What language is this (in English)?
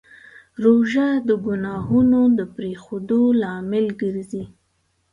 Pashto